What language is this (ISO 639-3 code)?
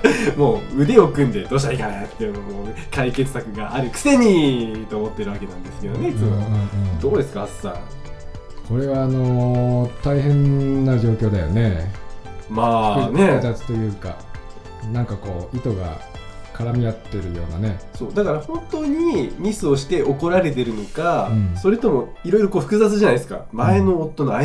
jpn